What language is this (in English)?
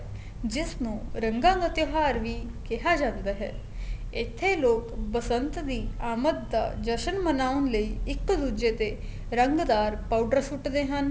Punjabi